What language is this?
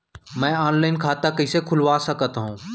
Chhattisgarhi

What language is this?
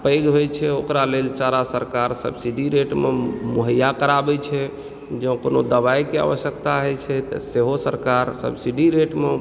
Maithili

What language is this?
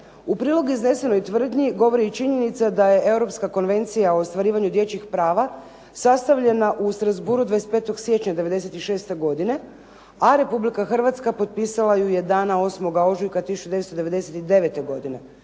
Croatian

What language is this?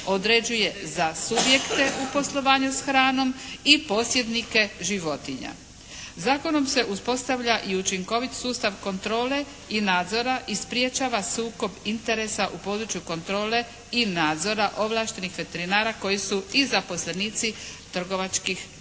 Croatian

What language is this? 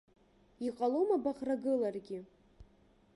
Abkhazian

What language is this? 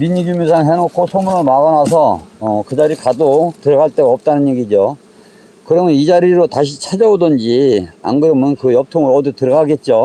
Korean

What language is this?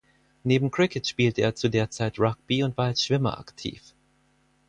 German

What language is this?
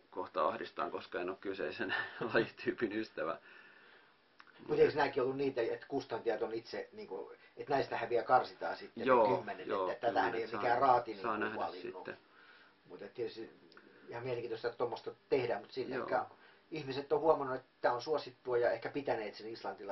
Finnish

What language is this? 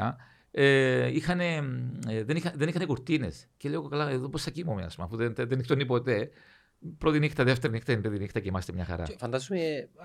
Greek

